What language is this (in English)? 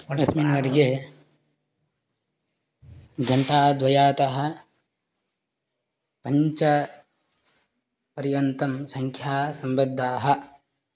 Sanskrit